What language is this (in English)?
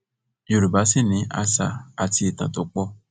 Yoruba